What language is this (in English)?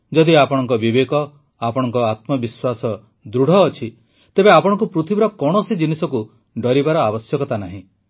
Odia